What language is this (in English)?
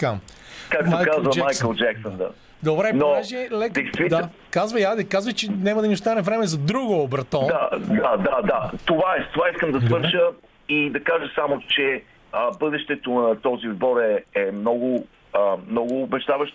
Bulgarian